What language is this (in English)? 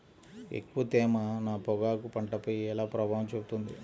Telugu